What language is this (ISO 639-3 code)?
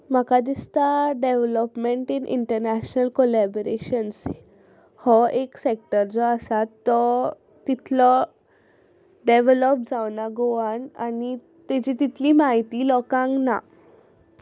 kok